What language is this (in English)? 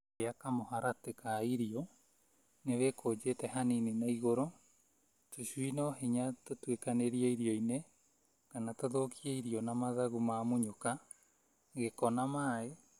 Kikuyu